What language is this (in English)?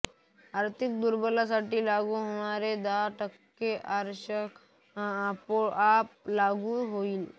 Marathi